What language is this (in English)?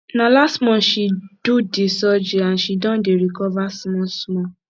Nigerian Pidgin